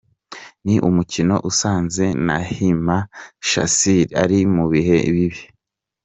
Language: Kinyarwanda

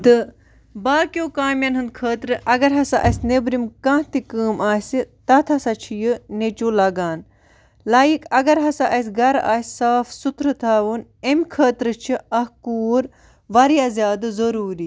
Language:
Kashmiri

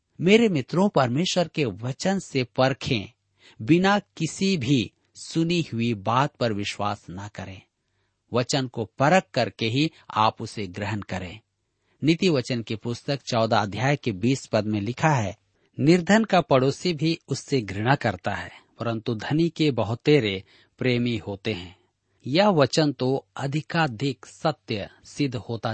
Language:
Hindi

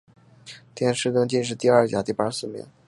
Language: Chinese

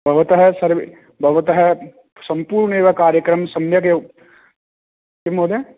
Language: Sanskrit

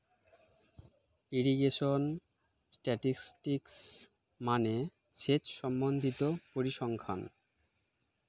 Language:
Bangla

